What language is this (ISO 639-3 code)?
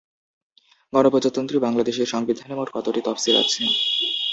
ben